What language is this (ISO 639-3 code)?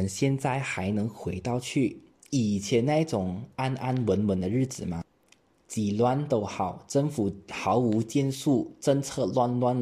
zho